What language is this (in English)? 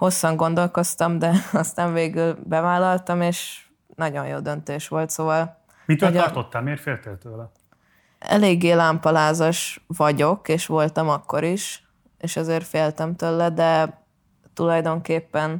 Hungarian